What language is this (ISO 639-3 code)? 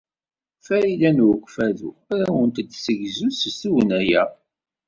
kab